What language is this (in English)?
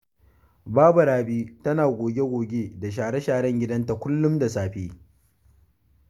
Hausa